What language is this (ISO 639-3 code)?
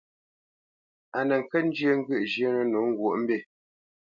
bce